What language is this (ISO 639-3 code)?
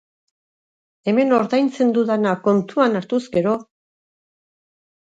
eus